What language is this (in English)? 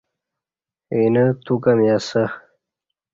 Kati